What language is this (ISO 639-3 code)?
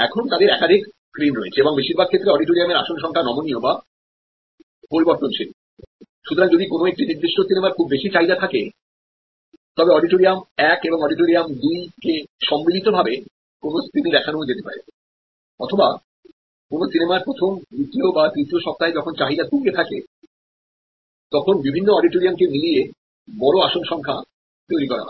ben